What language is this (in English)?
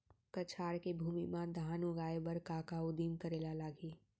Chhattisgarhi